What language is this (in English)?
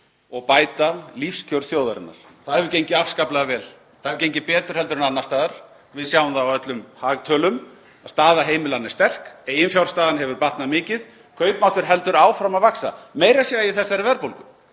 Icelandic